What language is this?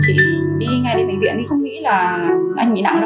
Vietnamese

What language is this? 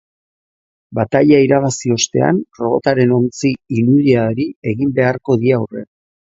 Basque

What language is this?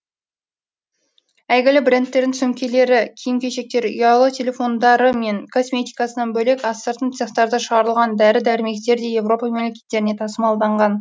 Kazakh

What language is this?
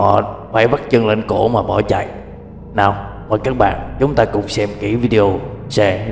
Vietnamese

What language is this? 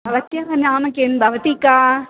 Sanskrit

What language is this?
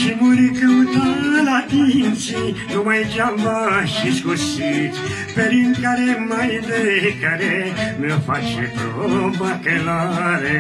Romanian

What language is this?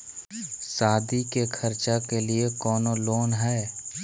Magahi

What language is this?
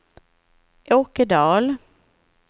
Swedish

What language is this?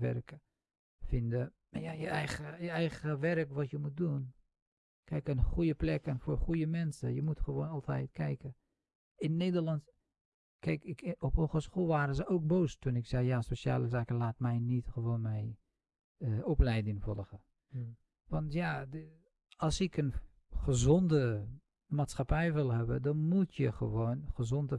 Dutch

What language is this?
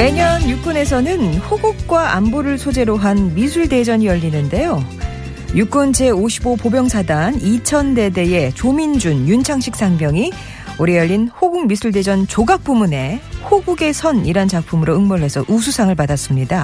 Korean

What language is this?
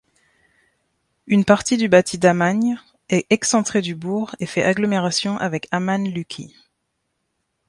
French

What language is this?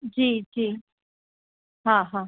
Gujarati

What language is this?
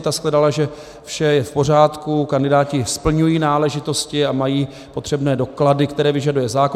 Czech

